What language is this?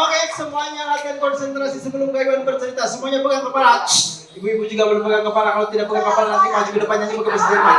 Indonesian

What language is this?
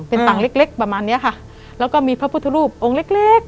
Thai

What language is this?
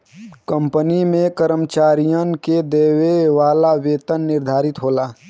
Bhojpuri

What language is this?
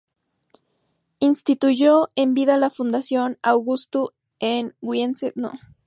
Spanish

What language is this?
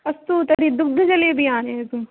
Sanskrit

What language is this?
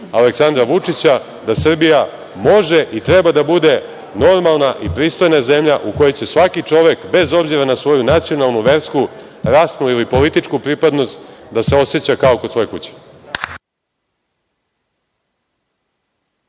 Serbian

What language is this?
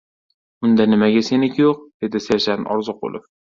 Uzbek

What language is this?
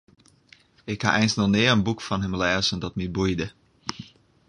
Western Frisian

